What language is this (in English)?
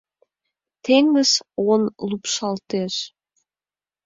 Mari